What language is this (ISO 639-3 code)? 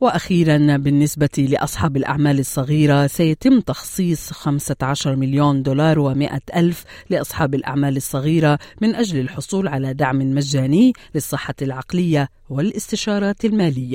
ara